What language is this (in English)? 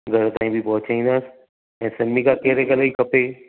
Sindhi